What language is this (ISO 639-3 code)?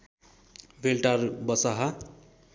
nep